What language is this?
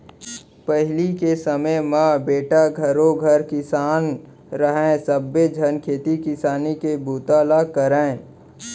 Chhattisgarhi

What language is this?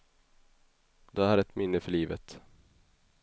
Swedish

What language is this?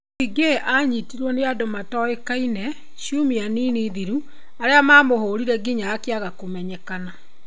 Kikuyu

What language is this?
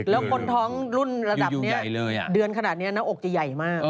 Thai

